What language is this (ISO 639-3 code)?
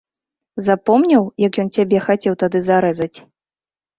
bel